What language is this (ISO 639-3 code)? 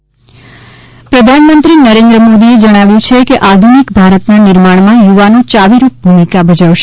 guj